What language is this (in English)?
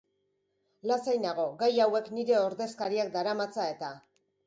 Basque